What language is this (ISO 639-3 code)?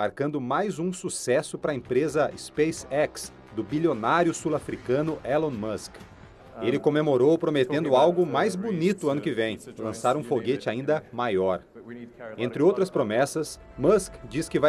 por